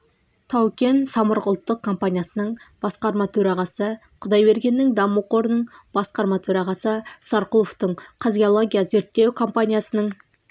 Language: Kazakh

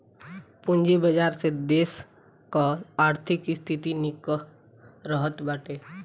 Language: Bhojpuri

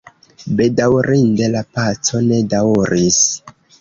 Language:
Esperanto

